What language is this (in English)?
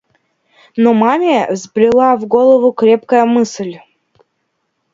Russian